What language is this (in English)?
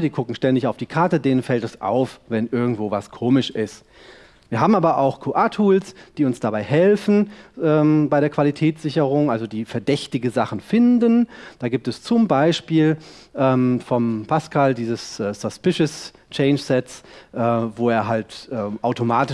German